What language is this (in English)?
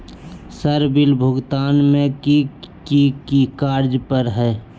Magahi